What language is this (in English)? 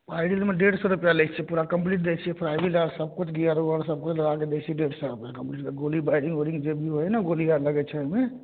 Maithili